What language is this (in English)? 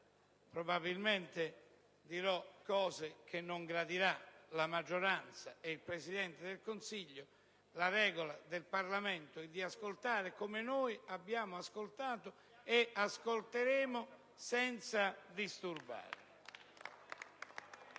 Italian